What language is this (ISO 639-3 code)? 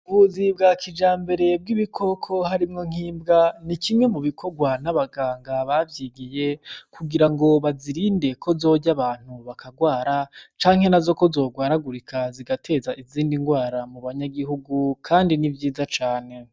run